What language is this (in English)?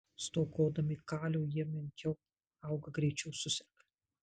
Lithuanian